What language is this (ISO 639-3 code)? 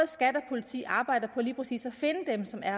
dan